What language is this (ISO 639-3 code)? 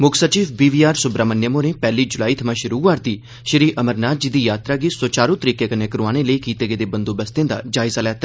doi